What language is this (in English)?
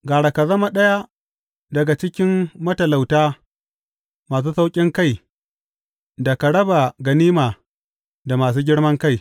Hausa